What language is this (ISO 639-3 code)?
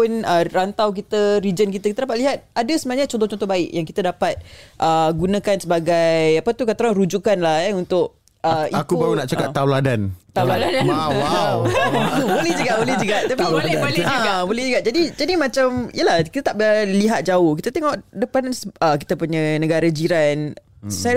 msa